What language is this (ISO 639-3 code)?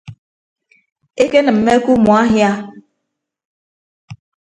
ibb